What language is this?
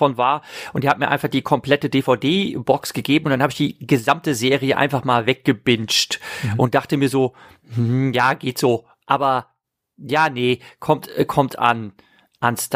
German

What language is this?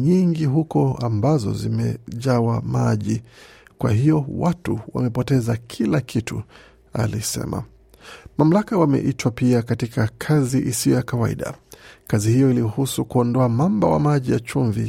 Swahili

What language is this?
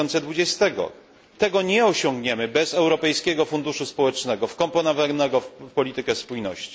Polish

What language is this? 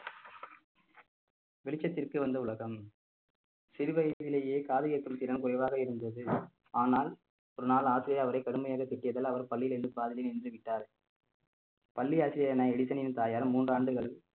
Tamil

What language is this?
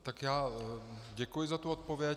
Czech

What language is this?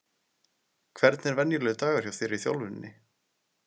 Icelandic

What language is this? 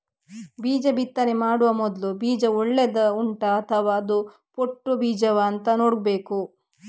Kannada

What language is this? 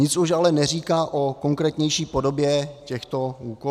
Czech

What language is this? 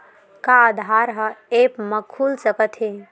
Chhattisgarhi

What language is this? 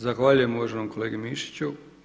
Croatian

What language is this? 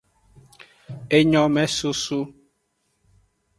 Aja (Benin)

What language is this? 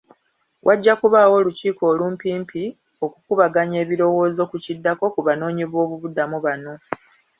Ganda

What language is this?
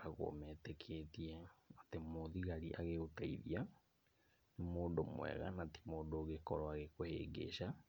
Kikuyu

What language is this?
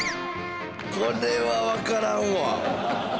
Japanese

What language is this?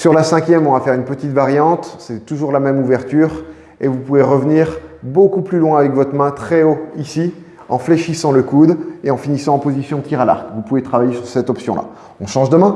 French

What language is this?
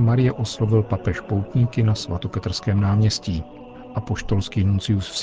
Czech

